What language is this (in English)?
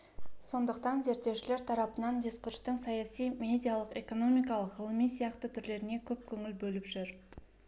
Kazakh